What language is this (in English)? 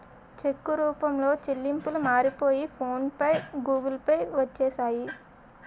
Telugu